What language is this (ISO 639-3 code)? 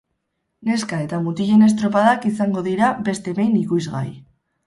eus